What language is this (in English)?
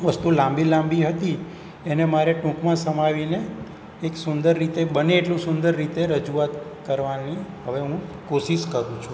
Gujarati